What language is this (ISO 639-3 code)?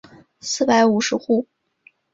zho